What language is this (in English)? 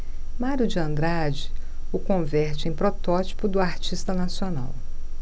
Portuguese